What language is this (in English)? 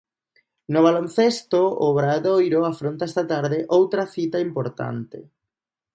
Galician